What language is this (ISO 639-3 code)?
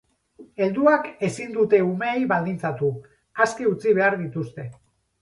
eus